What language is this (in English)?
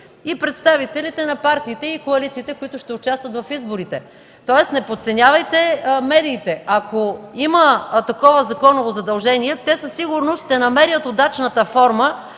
Bulgarian